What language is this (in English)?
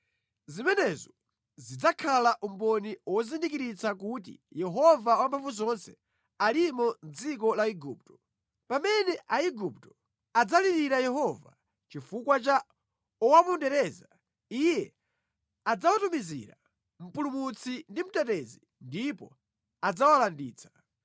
Nyanja